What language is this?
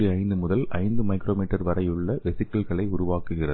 Tamil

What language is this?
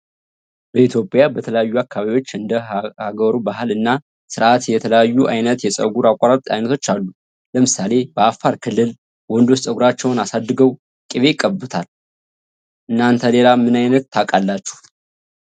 Amharic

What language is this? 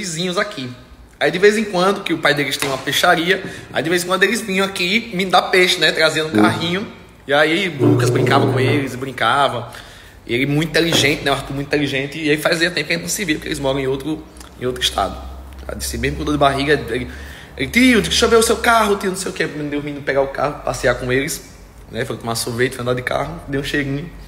Portuguese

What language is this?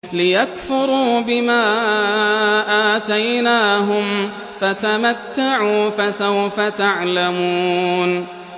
Arabic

